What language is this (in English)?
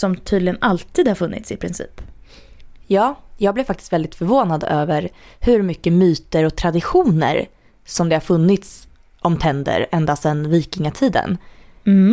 Swedish